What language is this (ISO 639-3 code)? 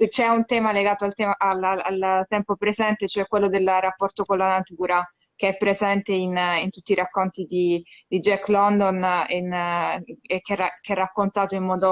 ita